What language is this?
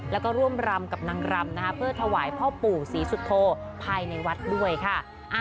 Thai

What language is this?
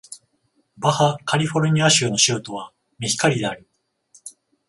Japanese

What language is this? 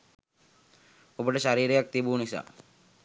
Sinhala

